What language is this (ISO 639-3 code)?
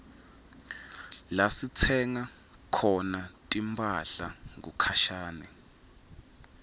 ssw